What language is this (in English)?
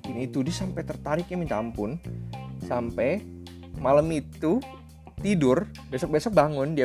Indonesian